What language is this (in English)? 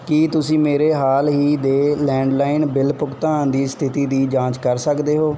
Punjabi